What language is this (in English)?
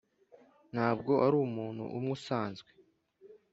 Kinyarwanda